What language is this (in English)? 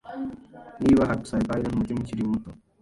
Kinyarwanda